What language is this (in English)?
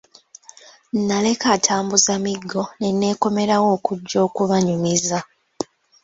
Ganda